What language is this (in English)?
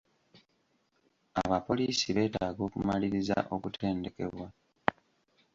Ganda